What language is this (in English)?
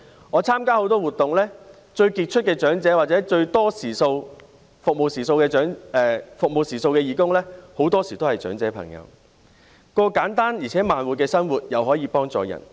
Cantonese